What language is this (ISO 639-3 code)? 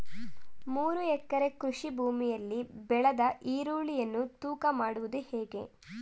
kan